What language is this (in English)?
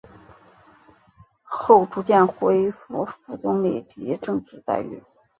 Chinese